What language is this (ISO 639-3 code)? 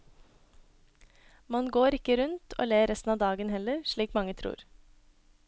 nor